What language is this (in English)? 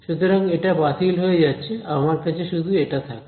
Bangla